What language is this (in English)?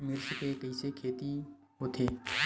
Chhattisgarhi